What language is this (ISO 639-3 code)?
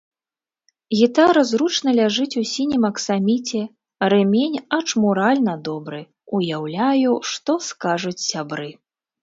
bel